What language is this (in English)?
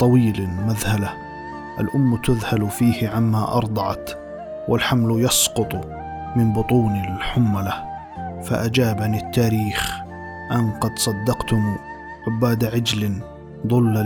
Arabic